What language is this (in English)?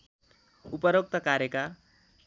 Nepali